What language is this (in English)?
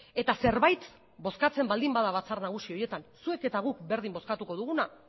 Basque